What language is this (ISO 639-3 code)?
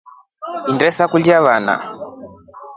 rof